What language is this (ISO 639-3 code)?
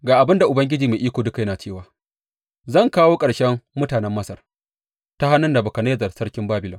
hau